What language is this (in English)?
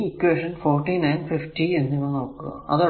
Malayalam